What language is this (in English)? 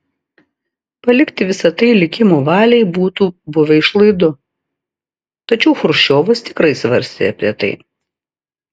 Lithuanian